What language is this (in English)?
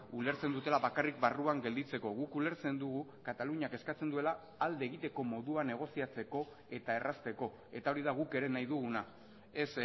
Basque